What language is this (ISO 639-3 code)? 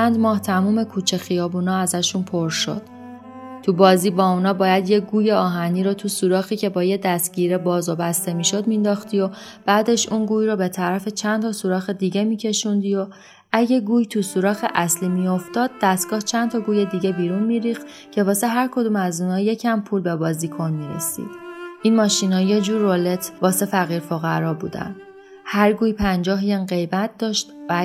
fas